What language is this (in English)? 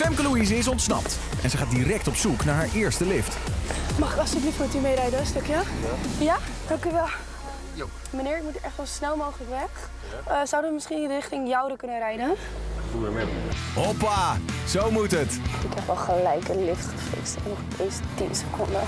Dutch